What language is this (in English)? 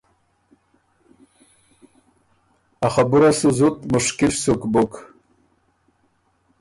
Ormuri